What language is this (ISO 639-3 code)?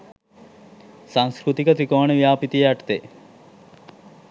sin